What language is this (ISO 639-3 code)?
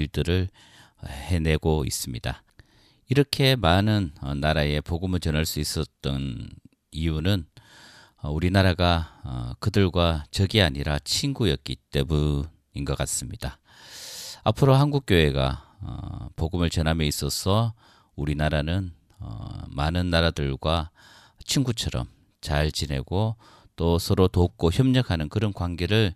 kor